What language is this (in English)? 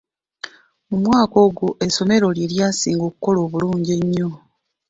Ganda